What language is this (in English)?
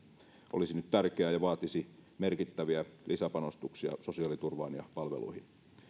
Finnish